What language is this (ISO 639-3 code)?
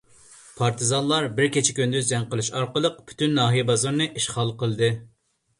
uig